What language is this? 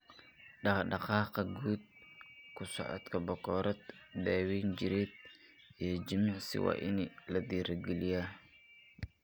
Somali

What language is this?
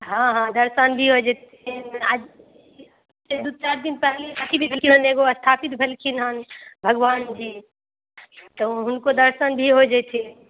Maithili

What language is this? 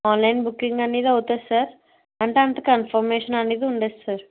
Telugu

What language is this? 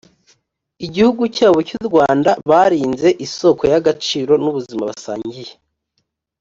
Kinyarwanda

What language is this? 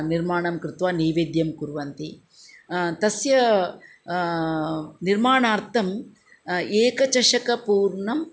Sanskrit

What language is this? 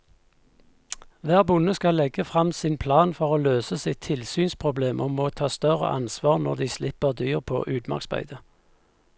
Norwegian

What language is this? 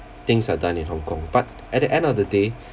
English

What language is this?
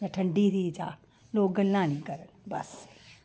Dogri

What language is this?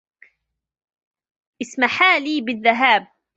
Arabic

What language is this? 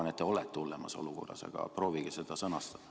Estonian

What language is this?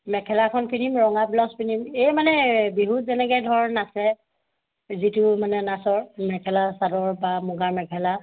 Assamese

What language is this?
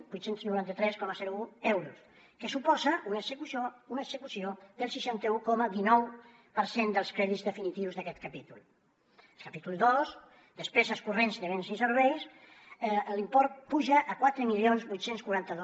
Catalan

